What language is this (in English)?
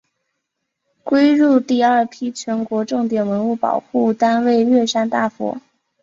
Chinese